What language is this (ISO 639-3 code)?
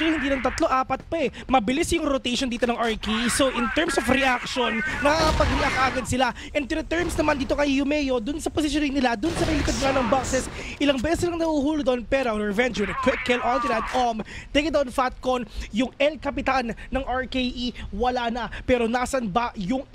fil